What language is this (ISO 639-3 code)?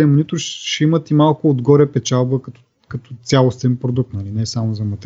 bul